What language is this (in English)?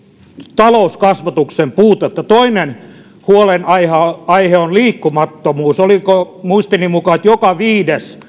Finnish